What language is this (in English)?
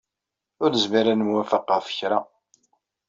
Kabyle